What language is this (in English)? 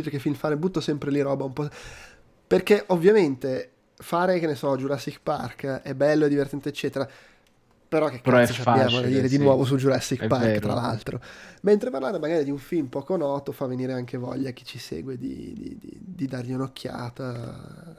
Italian